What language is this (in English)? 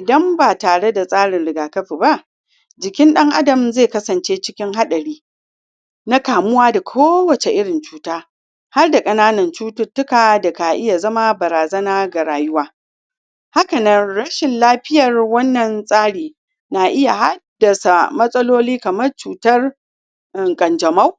Hausa